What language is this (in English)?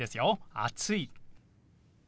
Japanese